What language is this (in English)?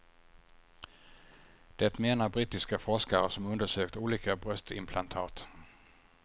Swedish